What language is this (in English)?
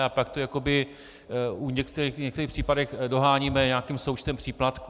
Czech